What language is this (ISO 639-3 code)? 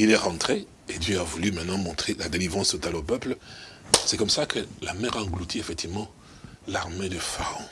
fra